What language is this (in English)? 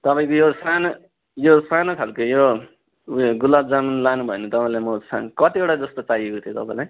Nepali